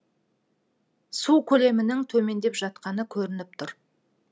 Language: Kazakh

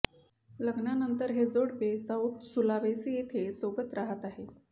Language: Marathi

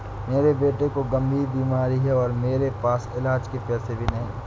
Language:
Hindi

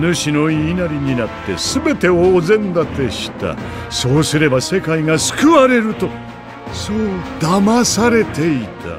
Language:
Japanese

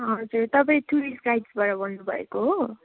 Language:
Nepali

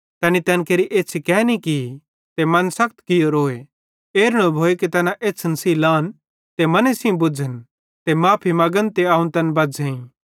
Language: Bhadrawahi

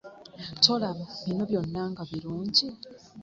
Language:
Ganda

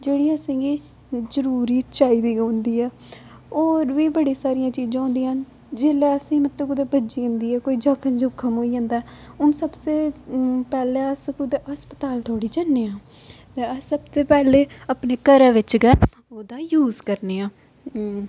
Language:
Dogri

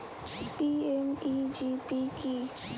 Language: Bangla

